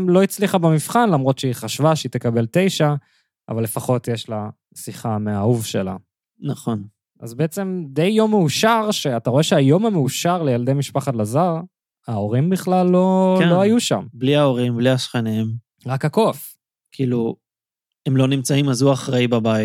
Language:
Hebrew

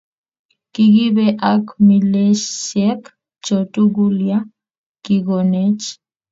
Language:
Kalenjin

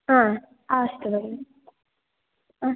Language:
Sanskrit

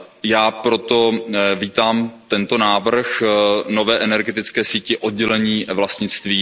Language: Czech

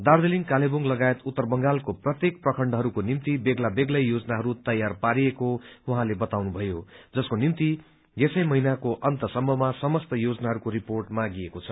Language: Nepali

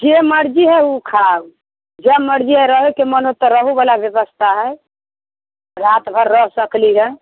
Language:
Maithili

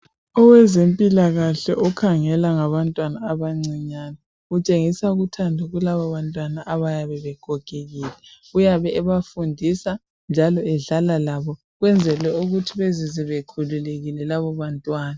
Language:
North Ndebele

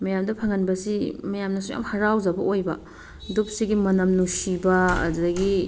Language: Manipuri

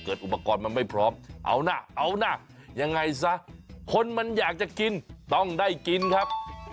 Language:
Thai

